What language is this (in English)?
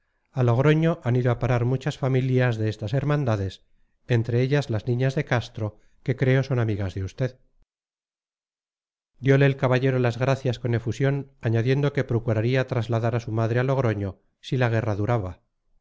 Spanish